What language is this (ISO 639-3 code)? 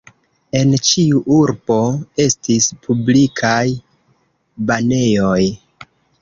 epo